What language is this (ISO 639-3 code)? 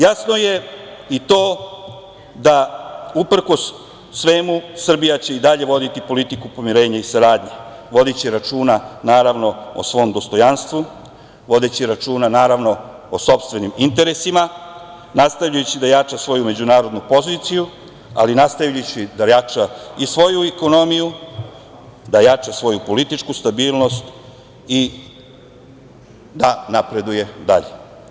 srp